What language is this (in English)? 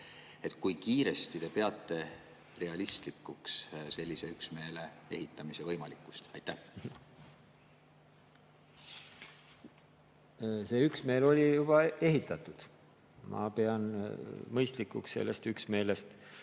Estonian